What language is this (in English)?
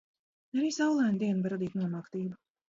Latvian